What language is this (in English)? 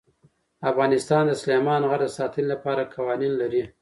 Pashto